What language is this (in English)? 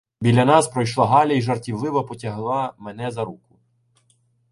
Ukrainian